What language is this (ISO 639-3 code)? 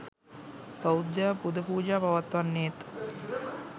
sin